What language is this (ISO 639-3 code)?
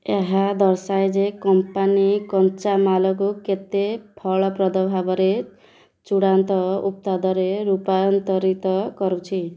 ori